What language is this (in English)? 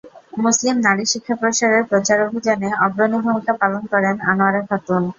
Bangla